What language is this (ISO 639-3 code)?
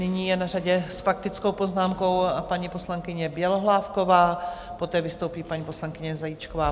ces